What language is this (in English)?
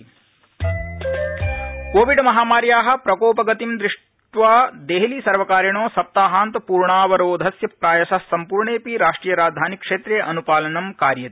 Sanskrit